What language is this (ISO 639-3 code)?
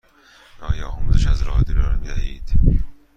fas